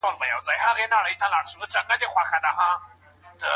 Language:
Pashto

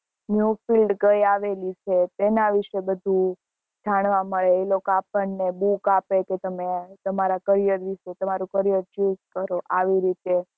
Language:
Gujarati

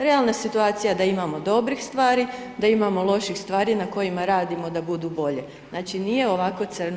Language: Croatian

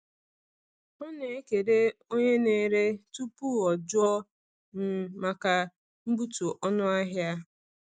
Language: Igbo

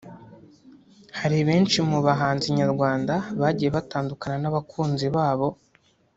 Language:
Kinyarwanda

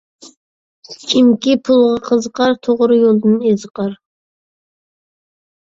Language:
Uyghur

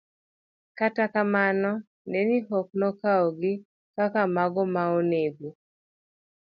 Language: Luo (Kenya and Tanzania)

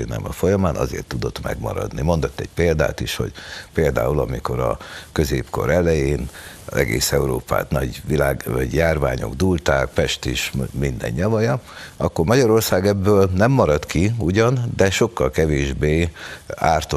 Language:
Hungarian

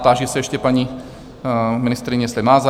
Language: Czech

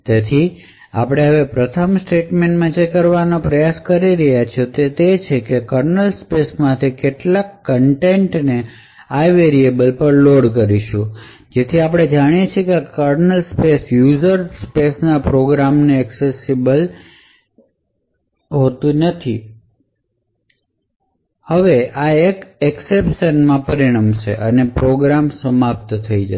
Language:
Gujarati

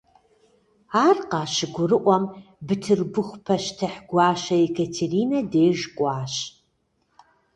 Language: Kabardian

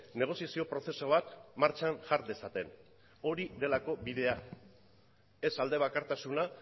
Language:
Basque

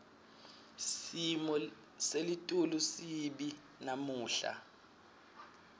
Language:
Swati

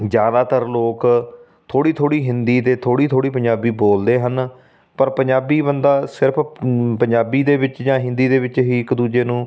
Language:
Punjabi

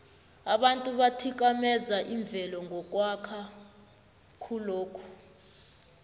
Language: South Ndebele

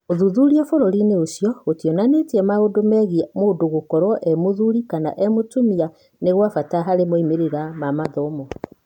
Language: Kikuyu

